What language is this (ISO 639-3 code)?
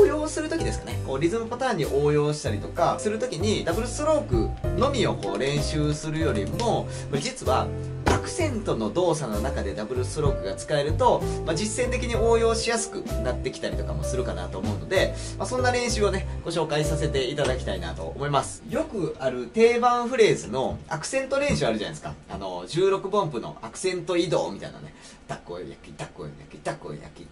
jpn